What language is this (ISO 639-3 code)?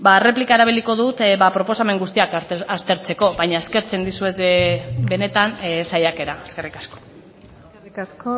eus